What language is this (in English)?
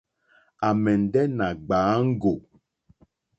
Mokpwe